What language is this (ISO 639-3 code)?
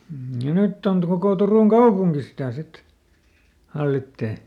fin